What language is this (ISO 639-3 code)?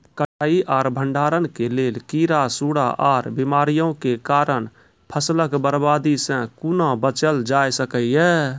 mai